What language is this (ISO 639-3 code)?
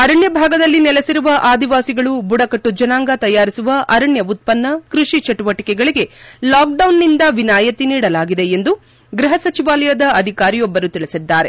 kan